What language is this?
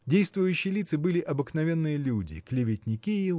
Russian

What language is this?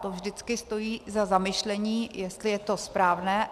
Czech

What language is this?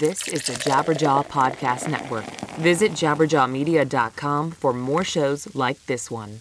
English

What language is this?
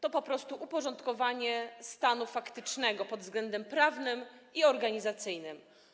Polish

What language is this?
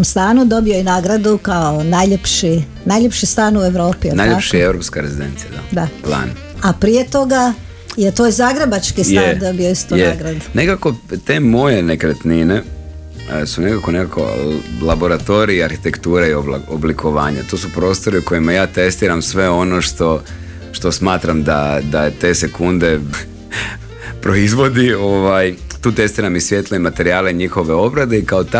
Croatian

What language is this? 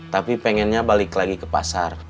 Indonesian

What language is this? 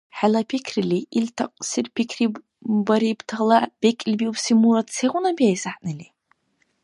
Dargwa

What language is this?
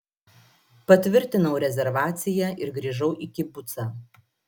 Lithuanian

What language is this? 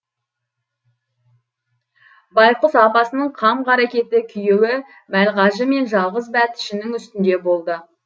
Kazakh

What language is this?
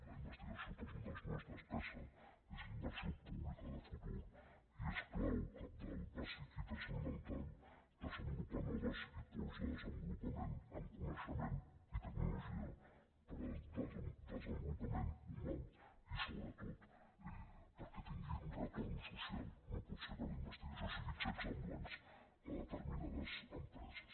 Catalan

